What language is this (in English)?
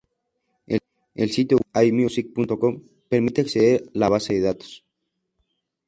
Spanish